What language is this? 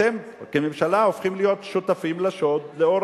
Hebrew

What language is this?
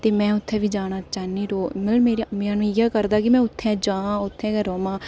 Dogri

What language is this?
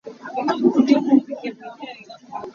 Hakha Chin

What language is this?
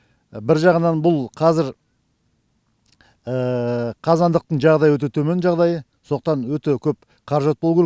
Kazakh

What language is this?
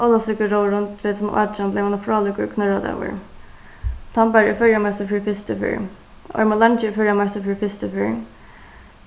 Faroese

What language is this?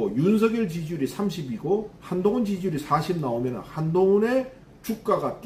Korean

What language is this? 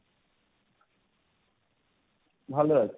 Bangla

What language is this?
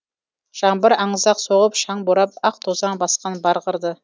Kazakh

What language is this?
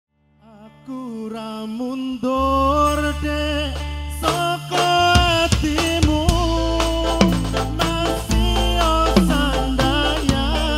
Indonesian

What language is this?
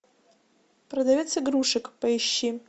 Russian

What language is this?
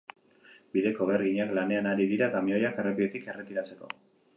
Basque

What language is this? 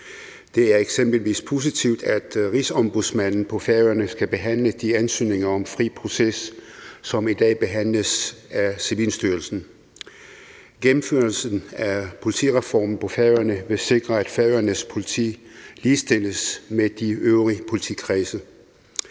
Danish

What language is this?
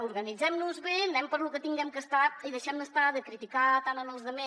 Catalan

